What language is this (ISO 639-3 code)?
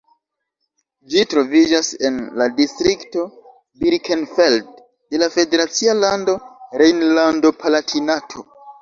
epo